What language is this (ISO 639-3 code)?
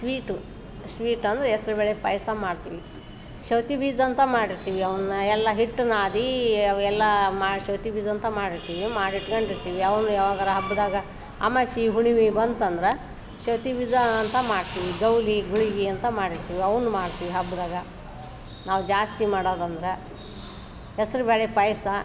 kan